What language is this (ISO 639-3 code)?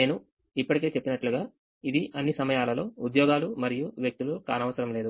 tel